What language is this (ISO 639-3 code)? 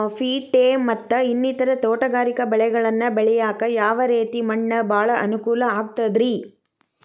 kan